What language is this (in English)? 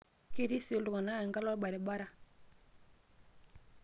Masai